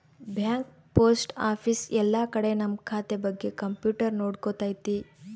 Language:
Kannada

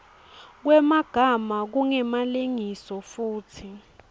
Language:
Swati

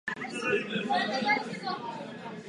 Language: Czech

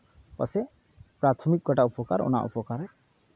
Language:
Santali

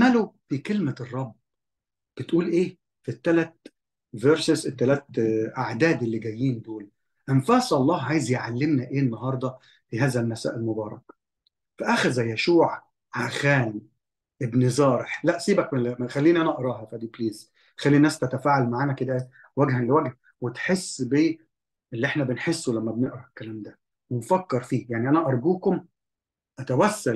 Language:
Arabic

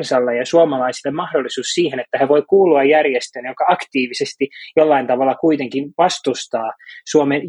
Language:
Finnish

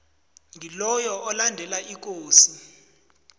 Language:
South Ndebele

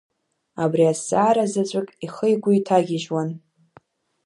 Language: Abkhazian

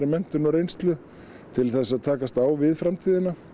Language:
Icelandic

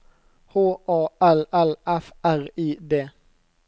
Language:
Norwegian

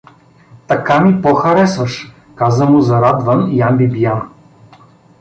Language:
Bulgarian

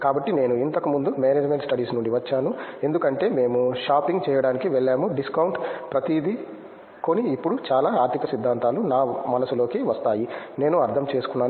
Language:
Telugu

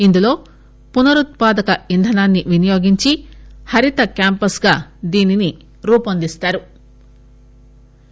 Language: Telugu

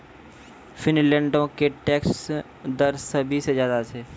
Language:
Maithili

